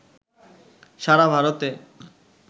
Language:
Bangla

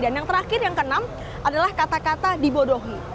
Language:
Indonesian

